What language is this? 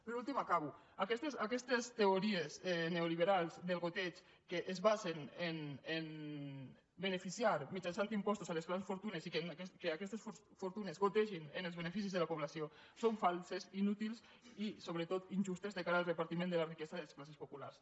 Catalan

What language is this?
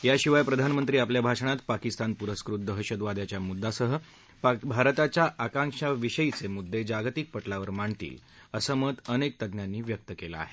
Marathi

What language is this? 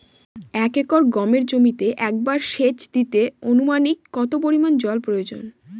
Bangla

